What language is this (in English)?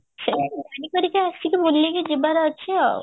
Odia